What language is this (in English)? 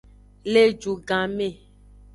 Aja (Benin)